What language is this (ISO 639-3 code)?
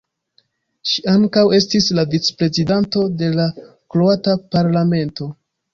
epo